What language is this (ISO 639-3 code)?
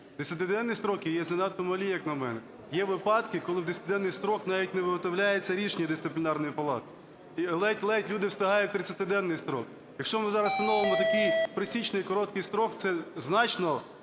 ukr